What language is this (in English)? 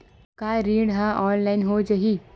Chhattisgarhi